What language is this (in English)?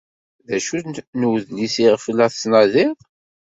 Kabyle